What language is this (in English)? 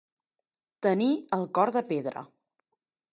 Catalan